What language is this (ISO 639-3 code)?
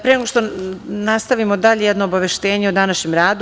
srp